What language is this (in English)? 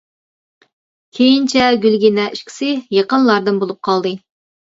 Uyghur